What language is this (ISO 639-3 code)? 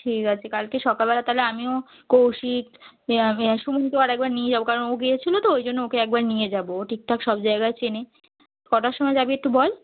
ben